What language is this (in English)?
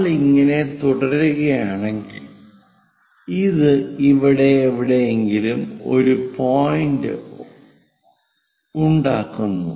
Malayalam